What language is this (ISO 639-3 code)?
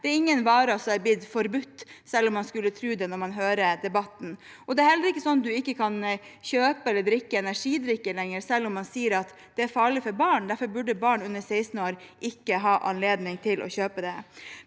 nor